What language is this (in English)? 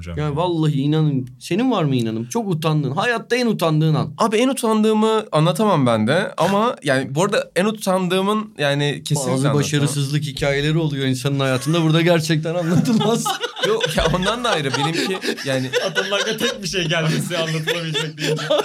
Turkish